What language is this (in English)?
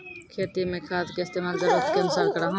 Maithili